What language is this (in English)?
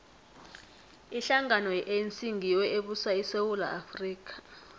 South Ndebele